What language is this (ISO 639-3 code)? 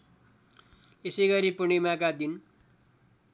nep